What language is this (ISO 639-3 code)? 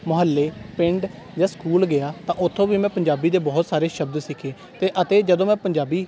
pan